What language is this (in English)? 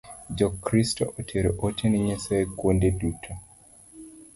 Luo (Kenya and Tanzania)